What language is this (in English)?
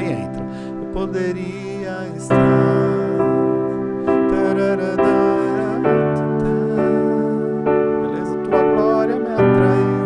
Portuguese